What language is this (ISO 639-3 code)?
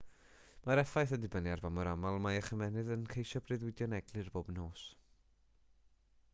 cym